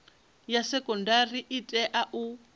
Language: Venda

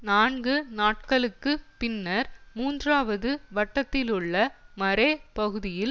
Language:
Tamil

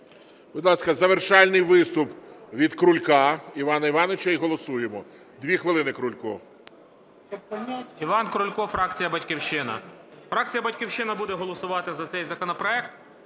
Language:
Ukrainian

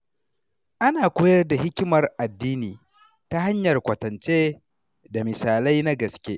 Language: Hausa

